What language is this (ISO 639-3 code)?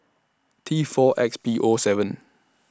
eng